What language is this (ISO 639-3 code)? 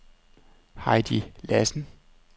dan